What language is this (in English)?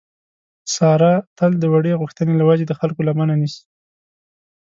Pashto